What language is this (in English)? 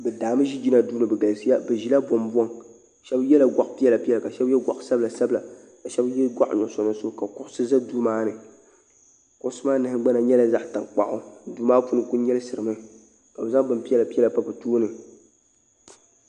Dagbani